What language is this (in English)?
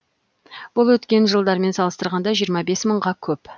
Kazakh